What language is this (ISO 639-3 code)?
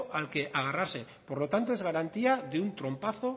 spa